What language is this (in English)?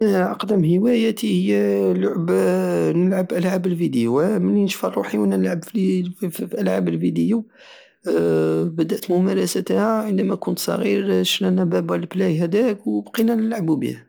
Algerian Saharan Arabic